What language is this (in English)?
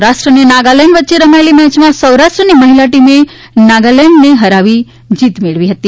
Gujarati